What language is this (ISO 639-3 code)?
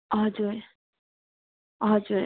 nep